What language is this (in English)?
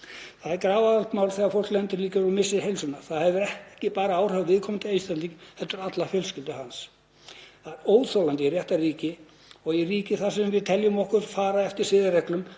Icelandic